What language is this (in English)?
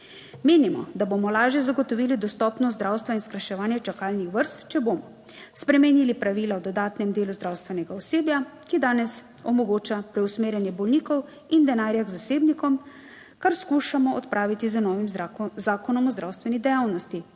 Slovenian